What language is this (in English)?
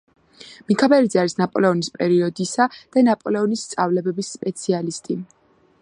Georgian